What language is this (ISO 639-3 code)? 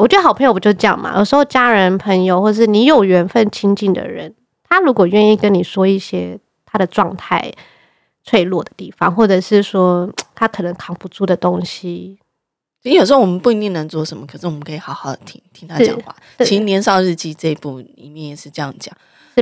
zho